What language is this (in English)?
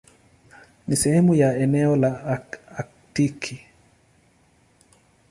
Swahili